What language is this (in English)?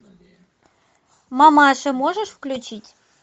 Russian